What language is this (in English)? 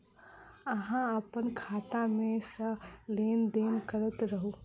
Maithili